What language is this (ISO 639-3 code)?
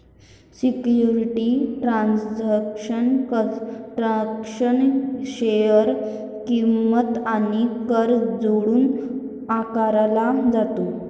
mar